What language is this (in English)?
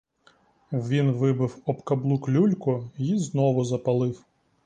Ukrainian